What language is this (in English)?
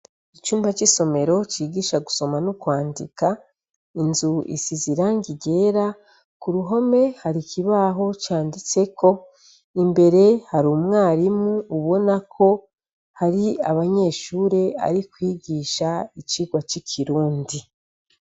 Rundi